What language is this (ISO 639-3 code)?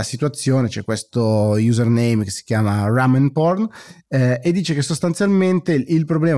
ita